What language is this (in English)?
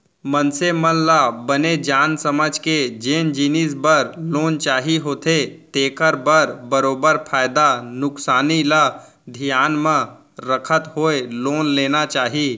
Chhattisgarhi